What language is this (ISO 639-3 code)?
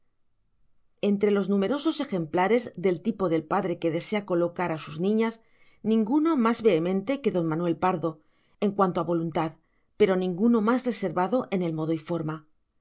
spa